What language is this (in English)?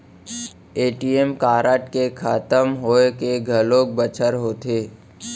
Chhattisgarhi